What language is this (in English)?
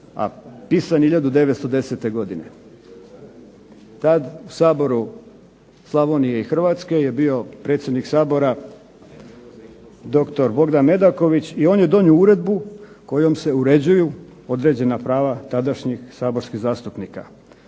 Croatian